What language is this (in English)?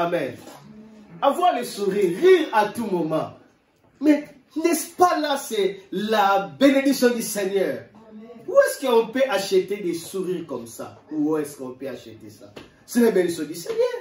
French